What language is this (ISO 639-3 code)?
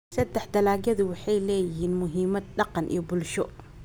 som